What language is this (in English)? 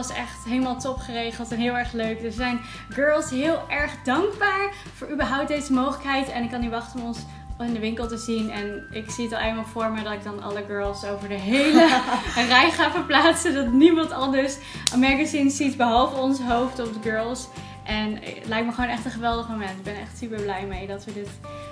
Dutch